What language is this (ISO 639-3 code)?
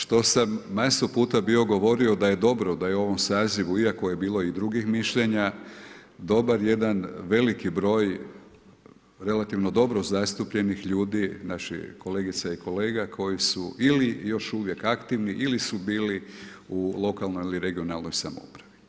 hrv